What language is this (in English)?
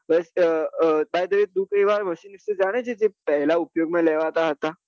Gujarati